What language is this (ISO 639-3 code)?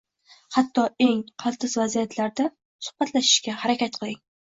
uzb